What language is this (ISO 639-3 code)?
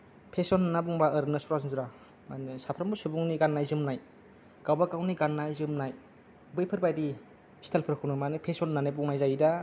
brx